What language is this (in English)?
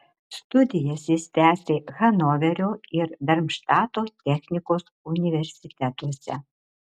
Lithuanian